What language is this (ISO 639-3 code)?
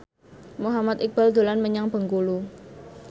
jav